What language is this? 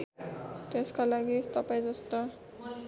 Nepali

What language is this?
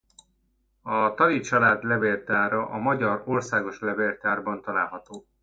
Hungarian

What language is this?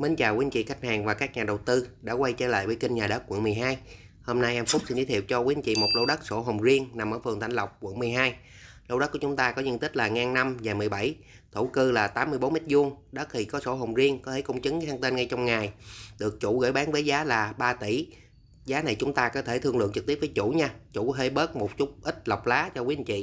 Vietnamese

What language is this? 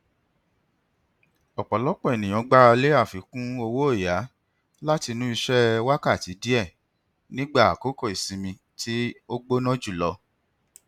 Yoruba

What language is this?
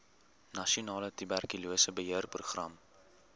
Afrikaans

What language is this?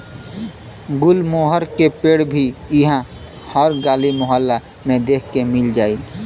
Bhojpuri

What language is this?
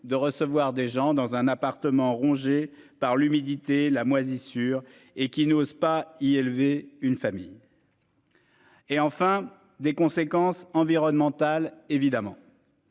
French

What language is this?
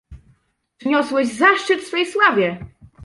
Polish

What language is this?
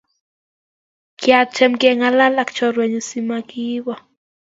Kalenjin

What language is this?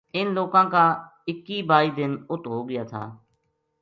Gujari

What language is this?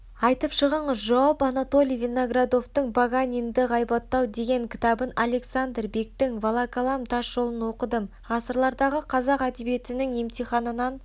Kazakh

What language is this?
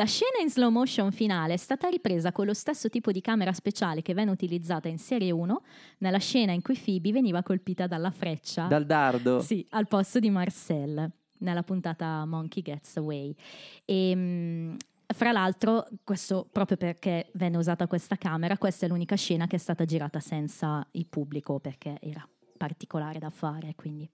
Italian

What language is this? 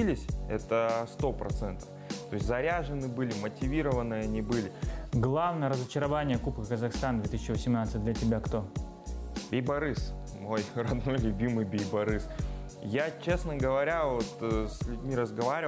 Russian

